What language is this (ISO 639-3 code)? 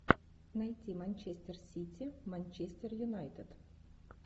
rus